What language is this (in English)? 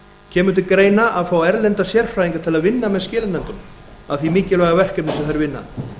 Icelandic